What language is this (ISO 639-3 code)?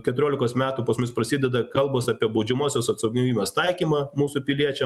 lit